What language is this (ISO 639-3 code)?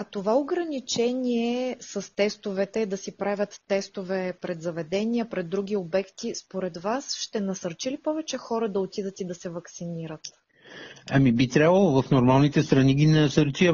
bul